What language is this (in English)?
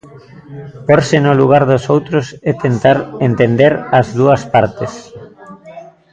Galician